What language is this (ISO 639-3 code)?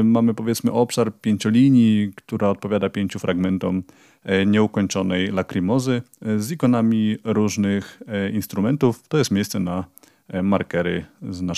pol